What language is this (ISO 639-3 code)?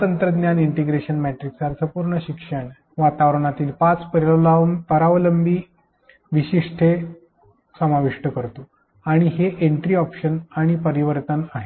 mar